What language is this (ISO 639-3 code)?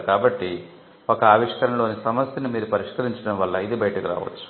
tel